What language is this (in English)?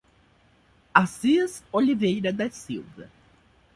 Portuguese